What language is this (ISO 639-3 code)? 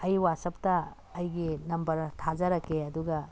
mni